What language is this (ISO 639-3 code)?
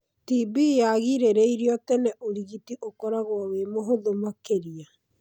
kik